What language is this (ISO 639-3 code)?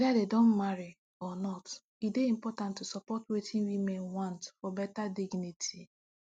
pcm